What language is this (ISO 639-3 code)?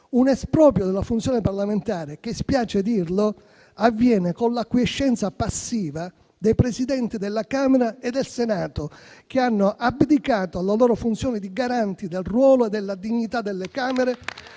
ita